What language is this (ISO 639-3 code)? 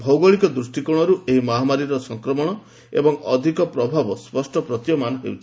ori